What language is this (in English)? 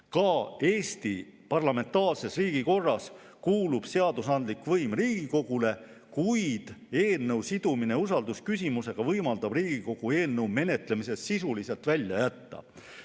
Estonian